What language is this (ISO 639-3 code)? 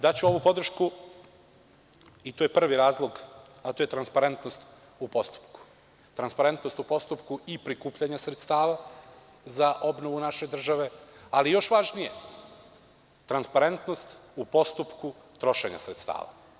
srp